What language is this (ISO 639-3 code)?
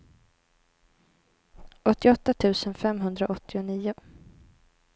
swe